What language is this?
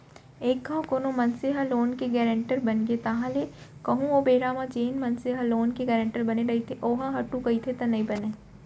Chhattisgarhi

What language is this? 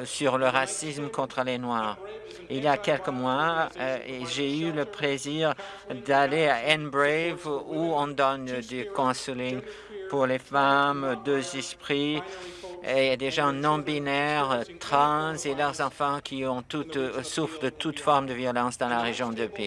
French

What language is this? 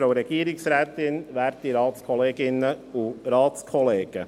Swiss German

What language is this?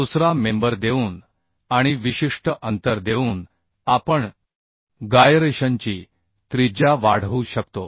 Marathi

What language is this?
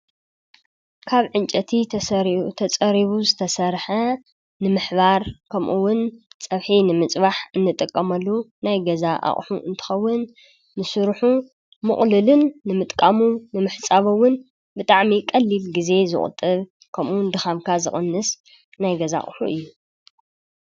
Tigrinya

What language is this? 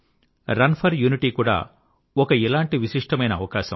Telugu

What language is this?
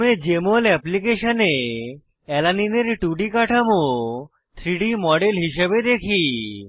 Bangla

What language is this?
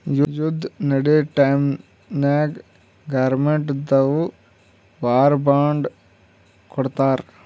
Kannada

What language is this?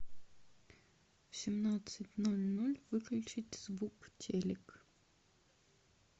Russian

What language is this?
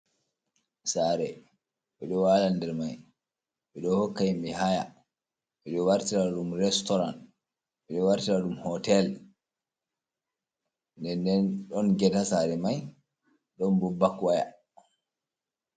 Fula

